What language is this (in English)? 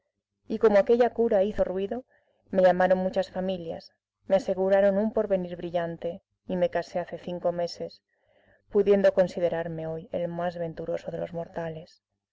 Spanish